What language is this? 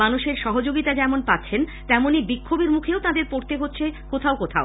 Bangla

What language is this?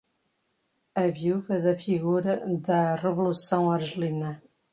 Portuguese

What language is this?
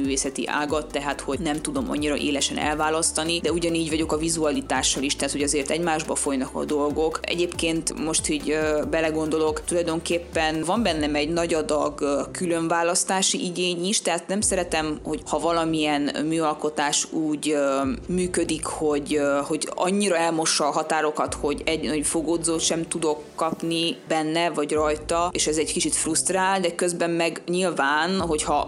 Hungarian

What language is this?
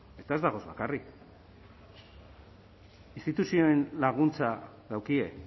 Basque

